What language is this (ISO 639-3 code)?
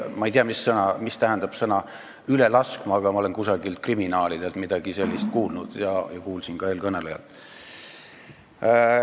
est